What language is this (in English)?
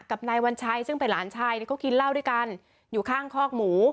Thai